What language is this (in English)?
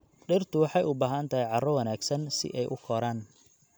Somali